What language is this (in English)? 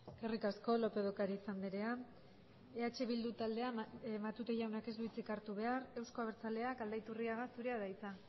Basque